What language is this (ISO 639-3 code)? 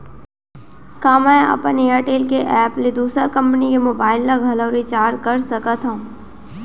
hne